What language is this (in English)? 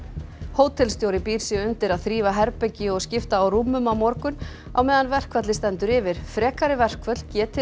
Icelandic